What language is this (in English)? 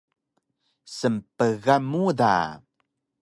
Taroko